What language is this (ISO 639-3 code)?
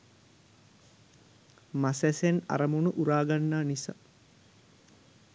sin